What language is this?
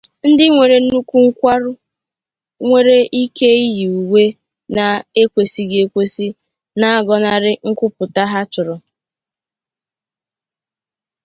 Igbo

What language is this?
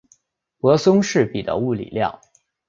Chinese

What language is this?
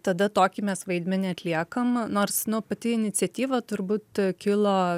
Lithuanian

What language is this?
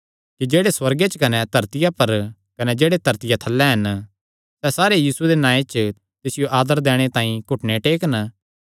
Kangri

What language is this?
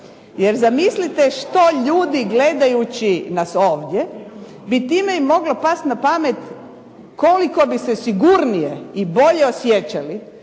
Croatian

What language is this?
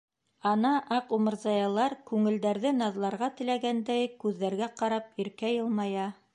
Bashkir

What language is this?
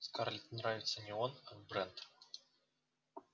Russian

